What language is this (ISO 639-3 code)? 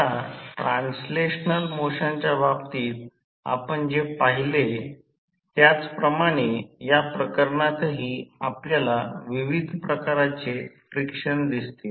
mar